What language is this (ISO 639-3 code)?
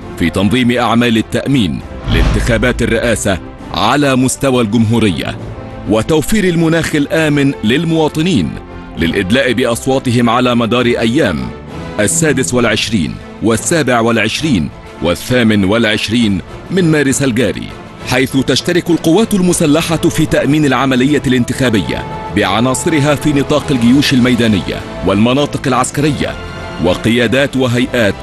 ara